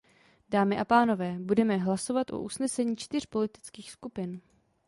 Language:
Czech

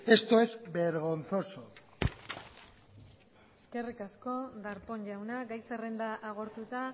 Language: Basque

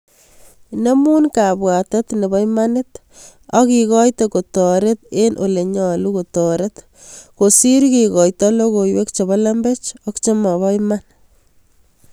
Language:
Kalenjin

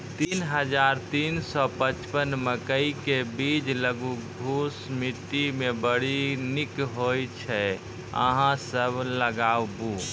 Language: Maithili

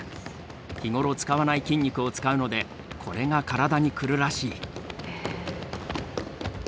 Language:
Japanese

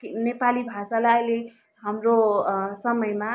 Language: Nepali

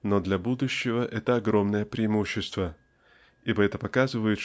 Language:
Russian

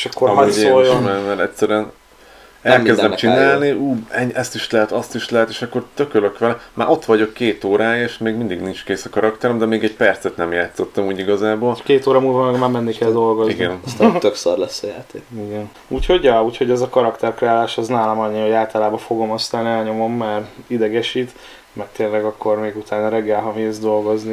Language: Hungarian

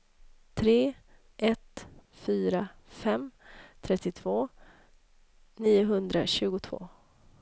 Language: Swedish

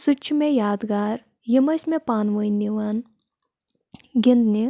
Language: Kashmiri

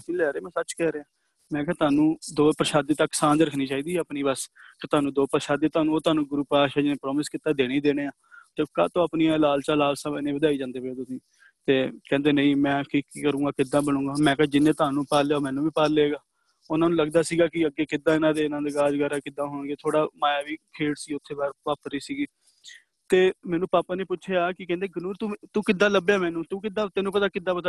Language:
Punjabi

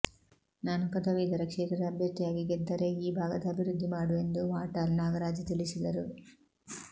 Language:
Kannada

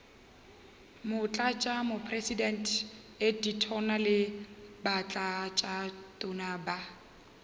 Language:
Northern Sotho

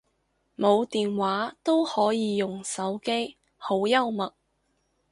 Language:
Cantonese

